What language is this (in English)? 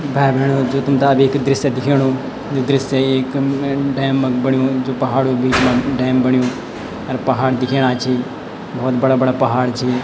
Garhwali